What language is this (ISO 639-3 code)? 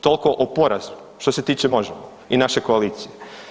hrv